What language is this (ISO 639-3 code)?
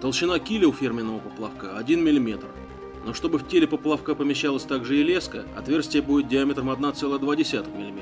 rus